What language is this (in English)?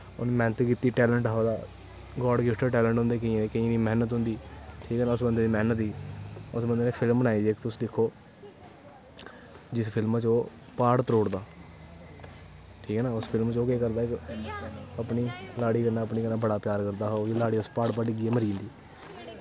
Dogri